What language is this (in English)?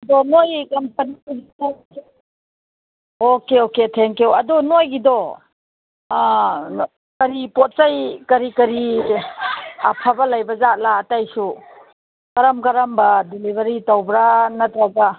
Manipuri